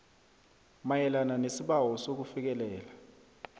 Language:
South Ndebele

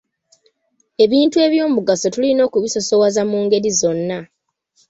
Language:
Ganda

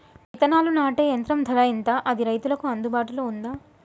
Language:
Telugu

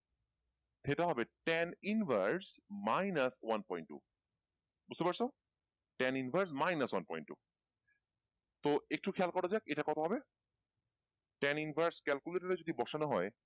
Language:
Bangla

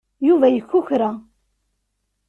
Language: Kabyle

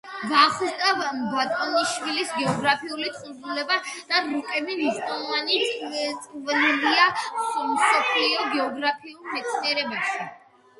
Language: Georgian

